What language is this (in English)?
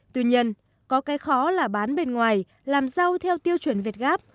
Vietnamese